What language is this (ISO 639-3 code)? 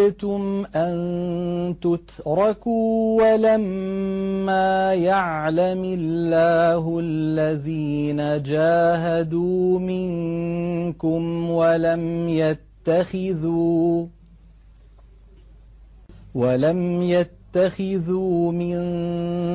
ara